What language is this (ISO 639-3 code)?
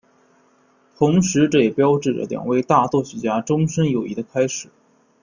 zho